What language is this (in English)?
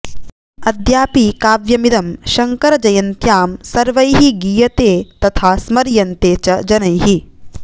Sanskrit